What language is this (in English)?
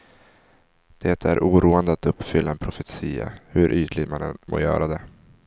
Swedish